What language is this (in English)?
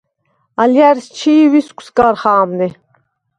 Svan